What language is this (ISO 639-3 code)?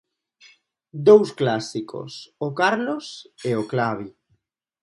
glg